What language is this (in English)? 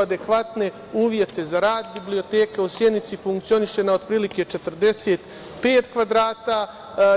Serbian